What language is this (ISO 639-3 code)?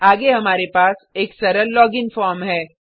hin